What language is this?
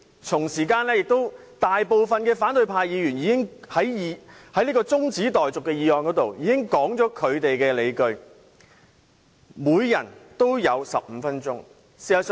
Cantonese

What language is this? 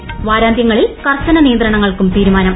Malayalam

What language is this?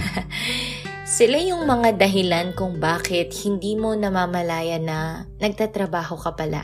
Filipino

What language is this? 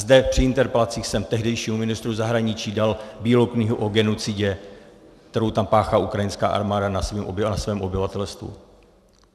Czech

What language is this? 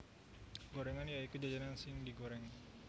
Javanese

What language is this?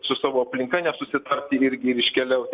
Lithuanian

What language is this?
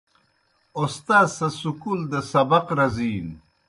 Kohistani Shina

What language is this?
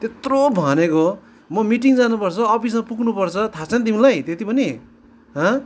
Nepali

